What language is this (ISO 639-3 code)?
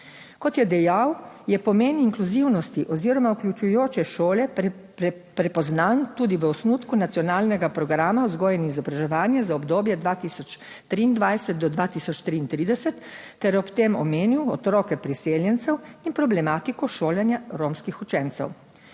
slv